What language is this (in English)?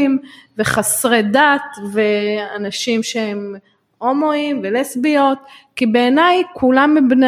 Hebrew